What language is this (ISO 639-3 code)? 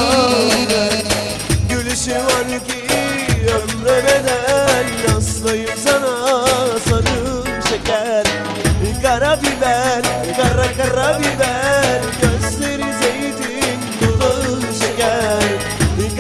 tur